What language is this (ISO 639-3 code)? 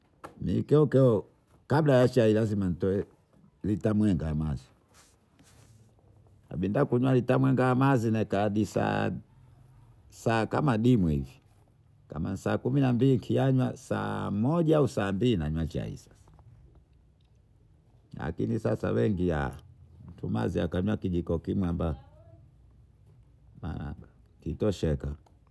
bou